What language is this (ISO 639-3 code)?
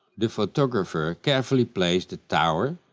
eng